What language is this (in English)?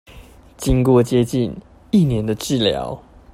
Chinese